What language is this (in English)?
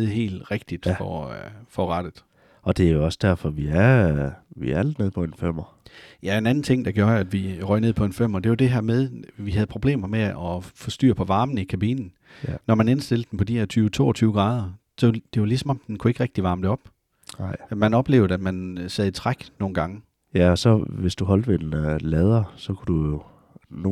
Danish